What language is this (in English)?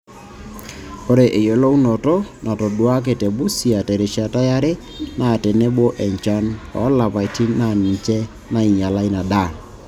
Masai